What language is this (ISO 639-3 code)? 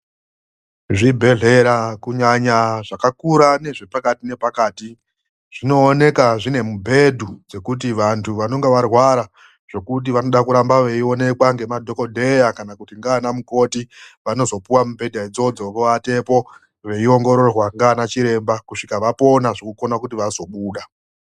ndc